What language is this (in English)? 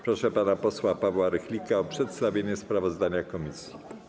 Polish